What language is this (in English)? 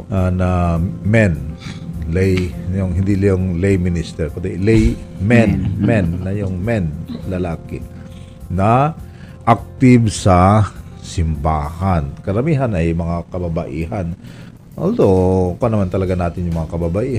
Filipino